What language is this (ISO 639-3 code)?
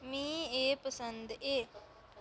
doi